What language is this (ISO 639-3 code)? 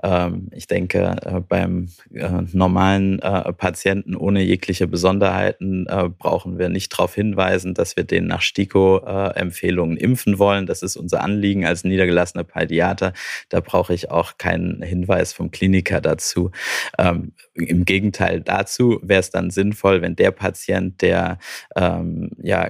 deu